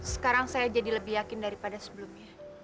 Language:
Indonesian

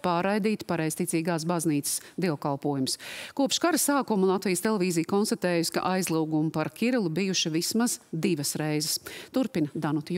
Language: Latvian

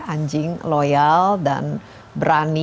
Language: Indonesian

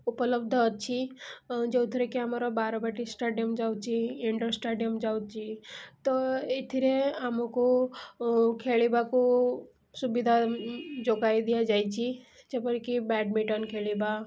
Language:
Odia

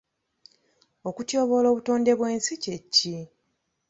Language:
Ganda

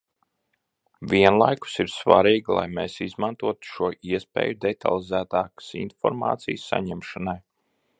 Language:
Latvian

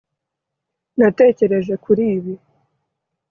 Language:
Kinyarwanda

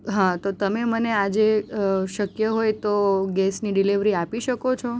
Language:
Gujarati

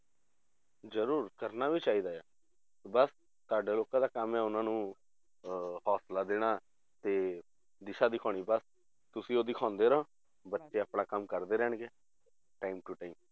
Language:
Punjabi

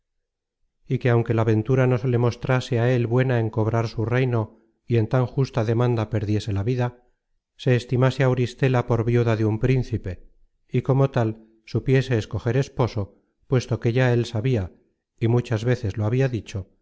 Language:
Spanish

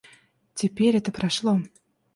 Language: Russian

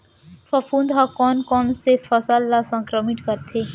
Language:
Chhattisgarhi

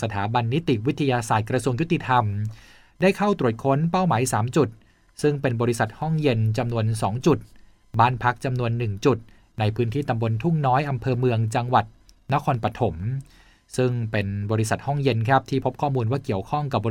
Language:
Thai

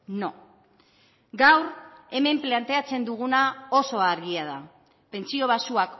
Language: Basque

